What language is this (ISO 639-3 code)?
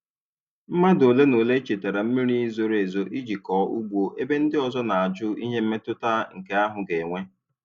ibo